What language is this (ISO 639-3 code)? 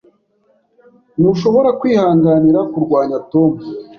kin